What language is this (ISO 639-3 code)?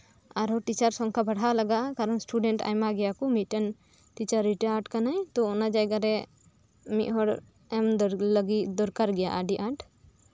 sat